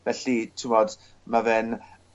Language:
Welsh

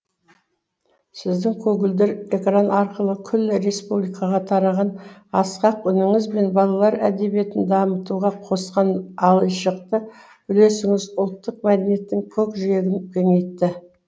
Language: Kazakh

